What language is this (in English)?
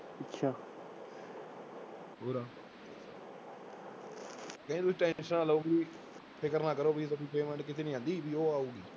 Punjabi